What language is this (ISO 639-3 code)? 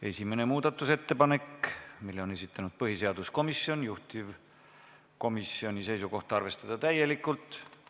est